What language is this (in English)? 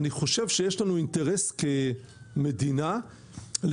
Hebrew